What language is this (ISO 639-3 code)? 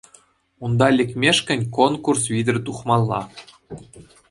chv